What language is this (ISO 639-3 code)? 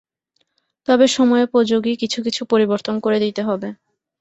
ben